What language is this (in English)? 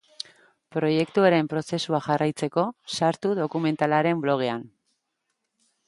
Basque